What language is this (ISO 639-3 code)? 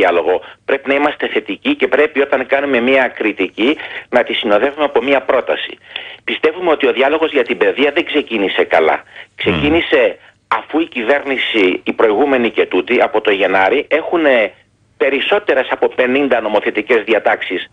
ell